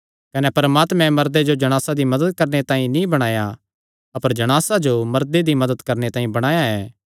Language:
Kangri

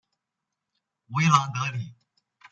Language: Chinese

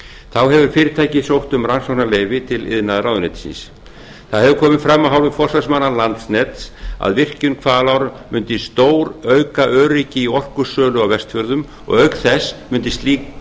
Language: Icelandic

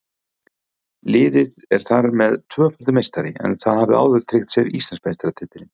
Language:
Icelandic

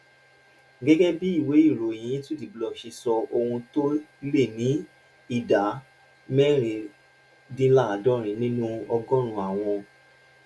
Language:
Yoruba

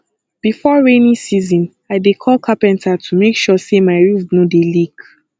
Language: Nigerian Pidgin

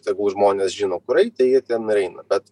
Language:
Lithuanian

